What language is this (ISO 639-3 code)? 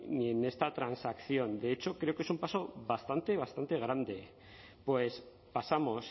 spa